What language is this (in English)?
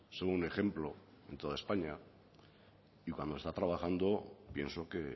Spanish